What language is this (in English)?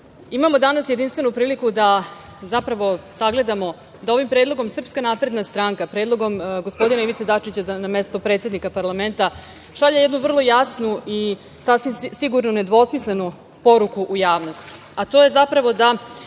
Serbian